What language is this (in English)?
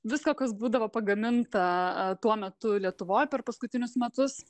Lithuanian